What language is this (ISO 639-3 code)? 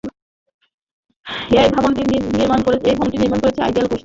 ben